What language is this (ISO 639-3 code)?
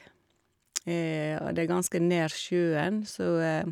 nor